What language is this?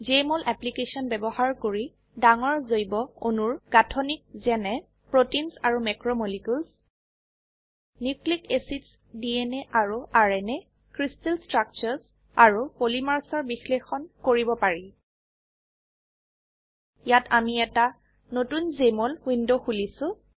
Assamese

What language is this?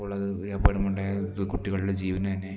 Malayalam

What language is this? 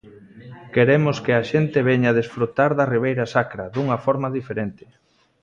Galician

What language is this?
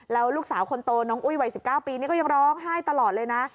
Thai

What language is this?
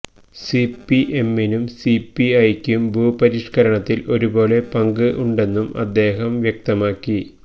Malayalam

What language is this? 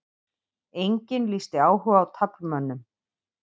Icelandic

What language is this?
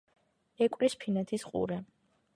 Georgian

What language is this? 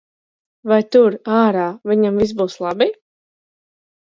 Latvian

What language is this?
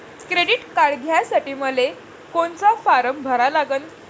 Marathi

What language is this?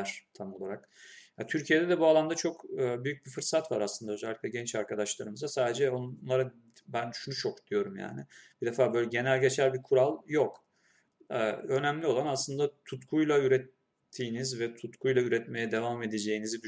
Turkish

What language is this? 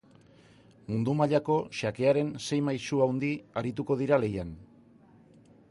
Basque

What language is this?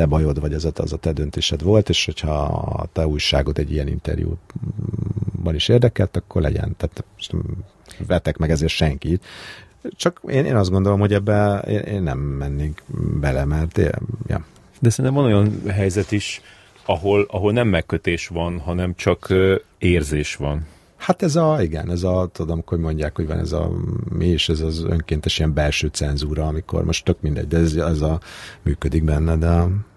Hungarian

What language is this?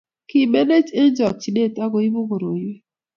Kalenjin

